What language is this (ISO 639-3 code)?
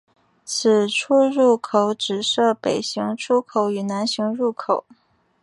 zho